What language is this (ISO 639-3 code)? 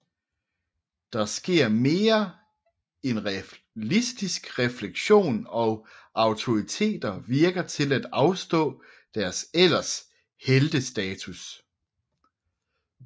dan